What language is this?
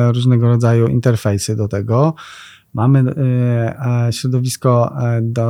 Polish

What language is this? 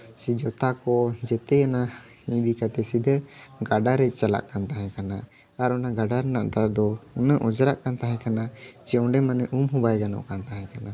Santali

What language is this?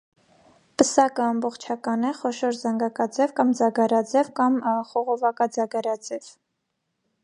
Armenian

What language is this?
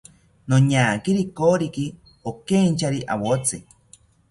South Ucayali Ashéninka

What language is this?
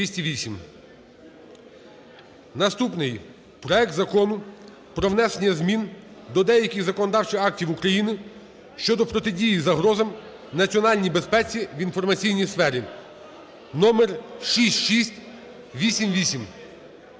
Ukrainian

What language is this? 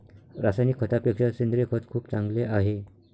Marathi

